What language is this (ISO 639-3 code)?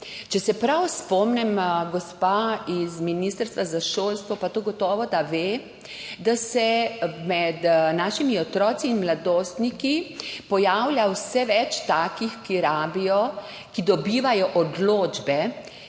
slv